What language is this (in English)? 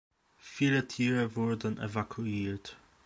German